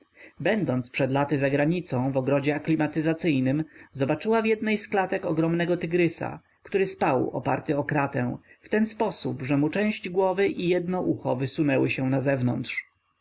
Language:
Polish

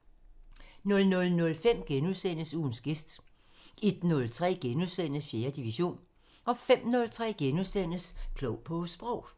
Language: Danish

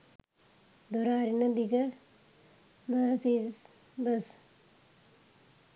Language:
Sinhala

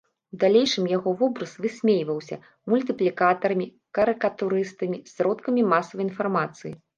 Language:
Belarusian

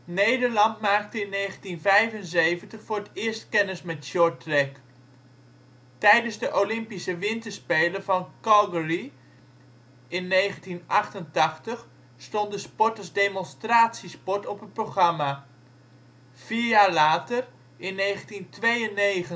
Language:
Dutch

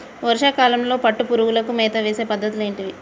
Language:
Telugu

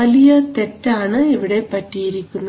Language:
Malayalam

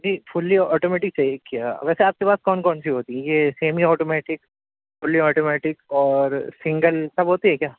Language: Urdu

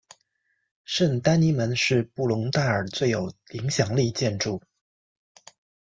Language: Chinese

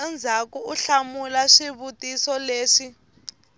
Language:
Tsonga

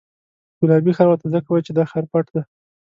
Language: Pashto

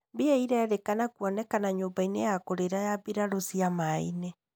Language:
Kikuyu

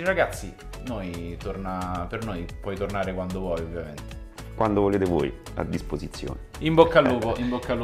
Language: Italian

